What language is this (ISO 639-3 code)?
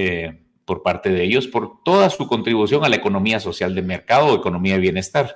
spa